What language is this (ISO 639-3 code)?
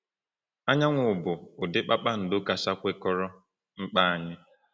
ibo